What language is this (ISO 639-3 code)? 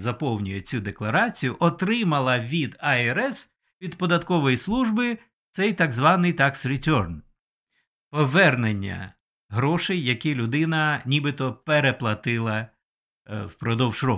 ukr